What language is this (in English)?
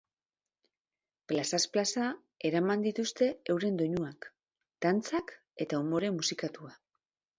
Basque